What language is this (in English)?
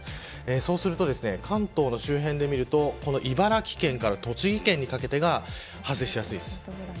Japanese